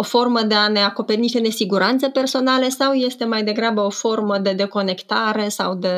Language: Romanian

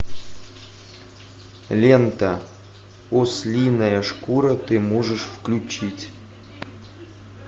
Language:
Russian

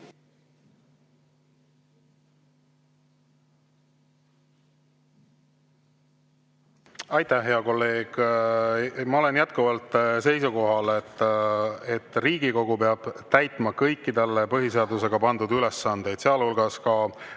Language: Estonian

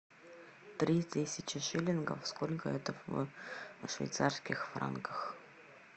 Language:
Russian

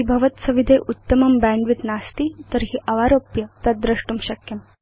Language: Sanskrit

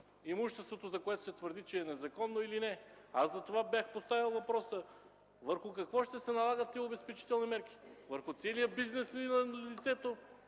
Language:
Bulgarian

